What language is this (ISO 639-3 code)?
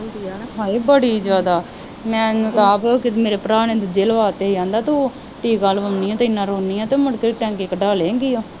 pan